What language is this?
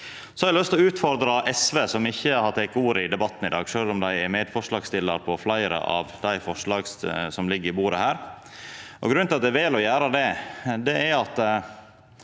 Norwegian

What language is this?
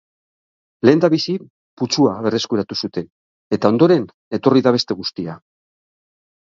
Basque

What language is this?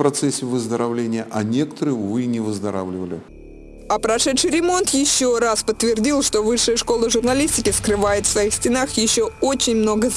Russian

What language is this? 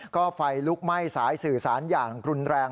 Thai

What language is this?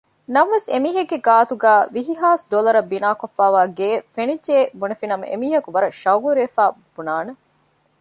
Divehi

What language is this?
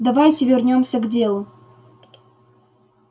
Russian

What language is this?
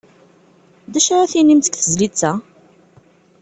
Kabyle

